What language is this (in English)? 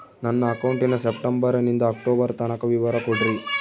Kannada